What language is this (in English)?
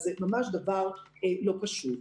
Hebrew